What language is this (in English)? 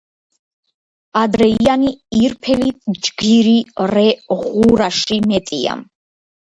Georgian